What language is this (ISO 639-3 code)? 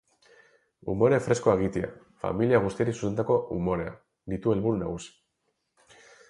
eus